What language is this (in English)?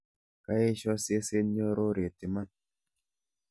Kalenjin